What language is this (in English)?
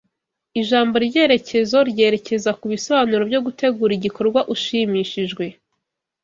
Kinyarwanda